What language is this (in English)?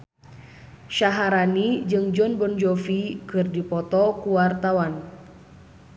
Sundanese